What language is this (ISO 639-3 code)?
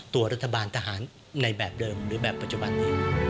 tha